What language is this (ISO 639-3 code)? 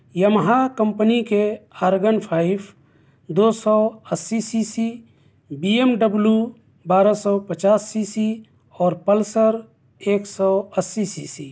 urd